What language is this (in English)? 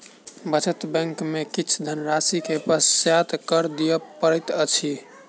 Maithili